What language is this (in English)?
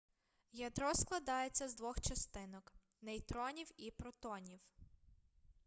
Ukrainian